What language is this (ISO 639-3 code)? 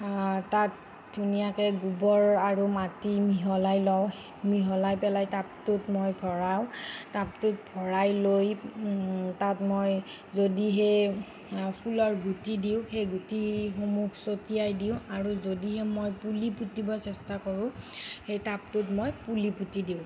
asm